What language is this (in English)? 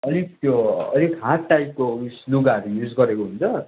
Nepali